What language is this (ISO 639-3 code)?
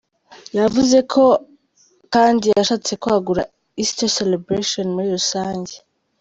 kin